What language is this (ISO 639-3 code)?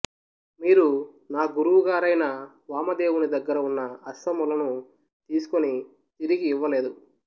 tel